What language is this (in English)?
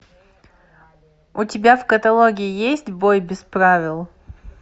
Russian